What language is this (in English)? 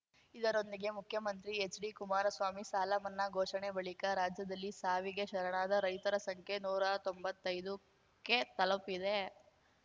Kannada